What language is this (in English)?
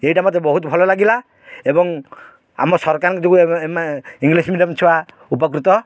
Odia